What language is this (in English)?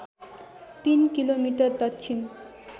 Nepali